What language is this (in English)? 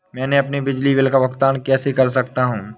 Hindi